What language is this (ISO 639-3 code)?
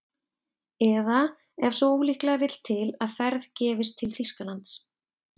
isl